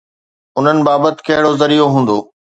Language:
Sindhi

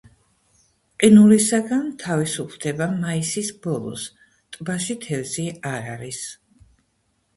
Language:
Georgian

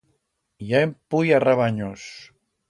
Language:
Aragonese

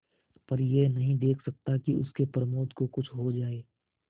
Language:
Hindi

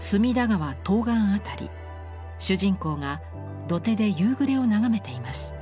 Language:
Japanese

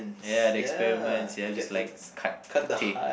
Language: English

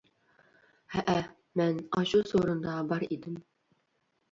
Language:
Uyghur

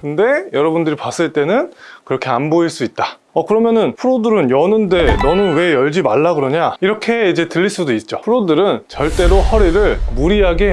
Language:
Korean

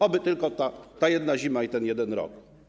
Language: Polish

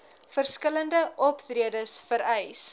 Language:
Afrikaans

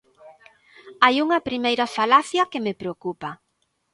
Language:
Galician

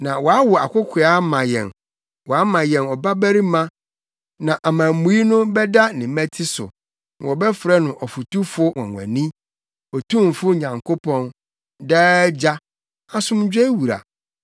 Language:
Akan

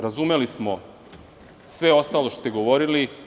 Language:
Serbian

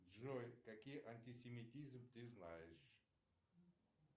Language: Russian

